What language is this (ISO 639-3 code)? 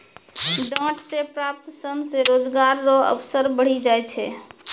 mai